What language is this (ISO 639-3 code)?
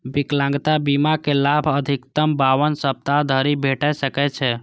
mai